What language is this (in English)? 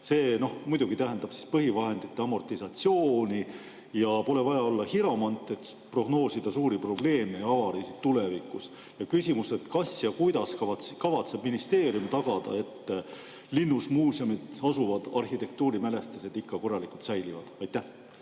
Estonian